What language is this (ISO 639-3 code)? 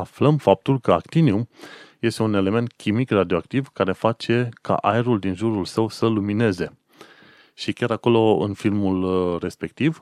ron